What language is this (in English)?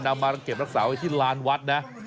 Thai